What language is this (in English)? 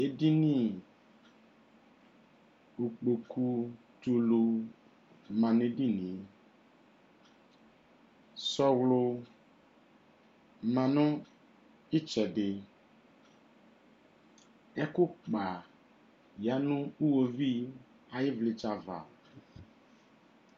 Ikposo